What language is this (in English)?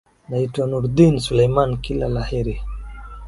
Swahili